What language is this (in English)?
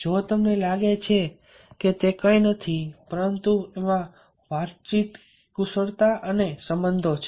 Gujarati